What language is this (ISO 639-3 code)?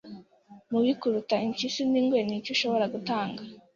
kin